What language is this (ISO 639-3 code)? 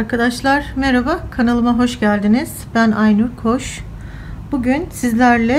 tur